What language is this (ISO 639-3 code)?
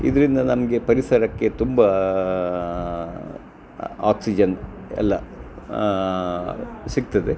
kan